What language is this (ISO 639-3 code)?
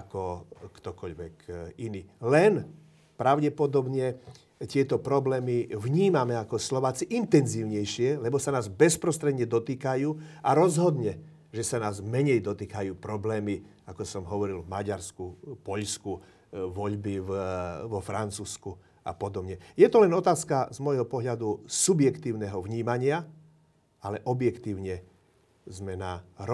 slk